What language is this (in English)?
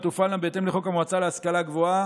Hebrew